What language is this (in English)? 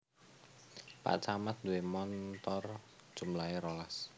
Javanese